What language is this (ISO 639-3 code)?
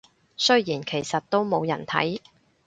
yue